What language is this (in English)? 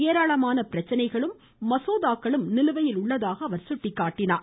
Tamil